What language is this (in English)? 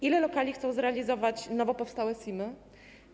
Polish